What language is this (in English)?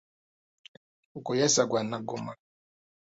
Ganda